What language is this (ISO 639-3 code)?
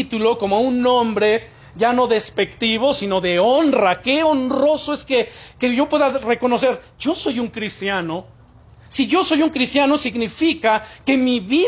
spa